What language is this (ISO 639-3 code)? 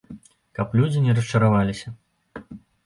bel